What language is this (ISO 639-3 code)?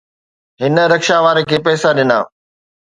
snd